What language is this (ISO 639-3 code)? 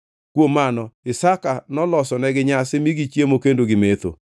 luo